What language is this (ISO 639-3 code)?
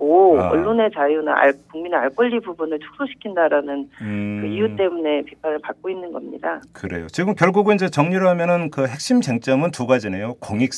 kor